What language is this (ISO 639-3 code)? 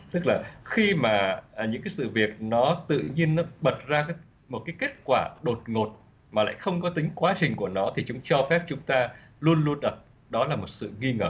vie